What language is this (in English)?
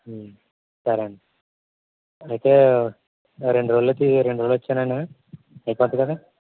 Telugu